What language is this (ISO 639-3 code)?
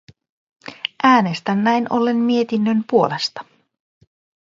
fin